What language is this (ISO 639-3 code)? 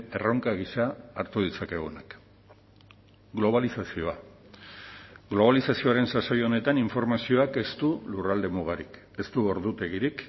eus